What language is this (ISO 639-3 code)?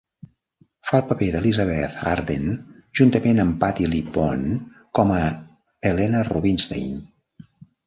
cat